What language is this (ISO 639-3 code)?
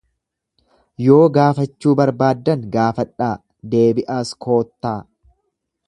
orm